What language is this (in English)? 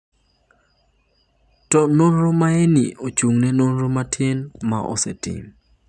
Luo (Kenya and Tanzania)